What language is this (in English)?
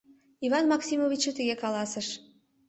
Mari